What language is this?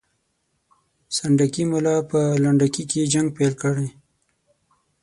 Pashto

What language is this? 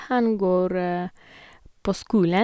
Norwegian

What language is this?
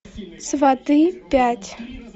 Russian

